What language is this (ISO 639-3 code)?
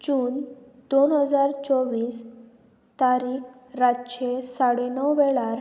kok